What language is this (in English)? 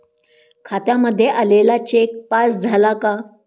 Marathi